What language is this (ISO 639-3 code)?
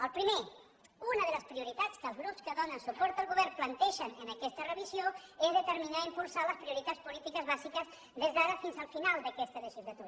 cat